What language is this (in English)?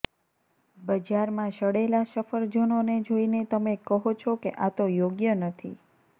Gujarati